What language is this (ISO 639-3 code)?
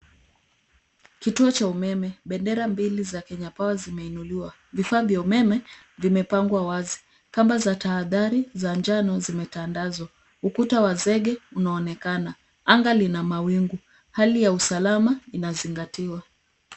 swa